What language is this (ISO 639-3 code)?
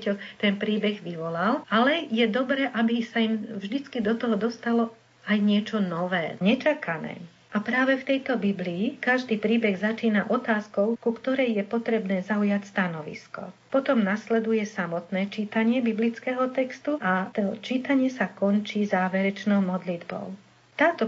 slk